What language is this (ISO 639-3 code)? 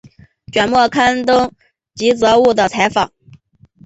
zho